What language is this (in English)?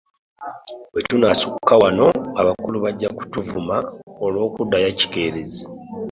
Ganda